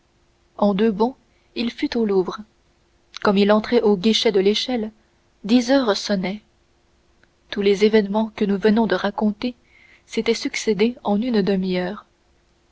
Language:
French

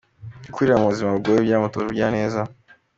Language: Kinyarwanda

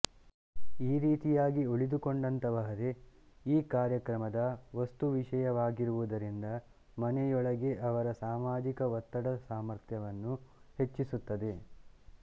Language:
Kannada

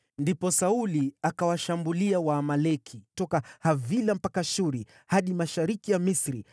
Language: Swahili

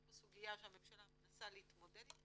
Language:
Hebrew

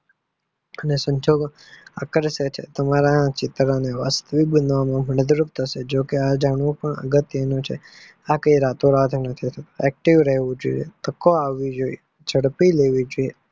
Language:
Gujarati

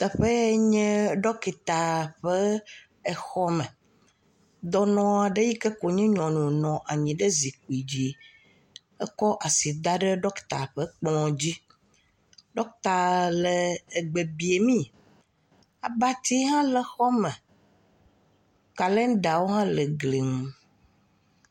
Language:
Ewe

